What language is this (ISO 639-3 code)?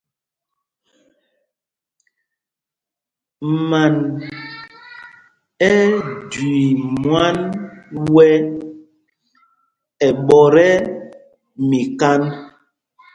mgg